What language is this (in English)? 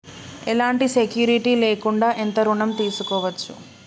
Telugu